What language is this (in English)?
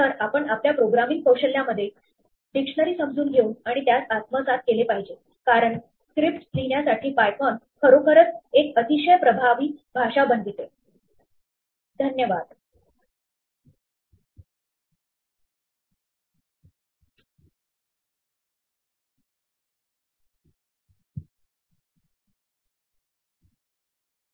Marathi